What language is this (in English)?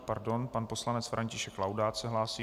Czech